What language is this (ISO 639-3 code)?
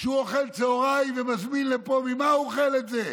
heb